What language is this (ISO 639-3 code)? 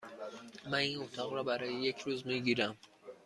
fas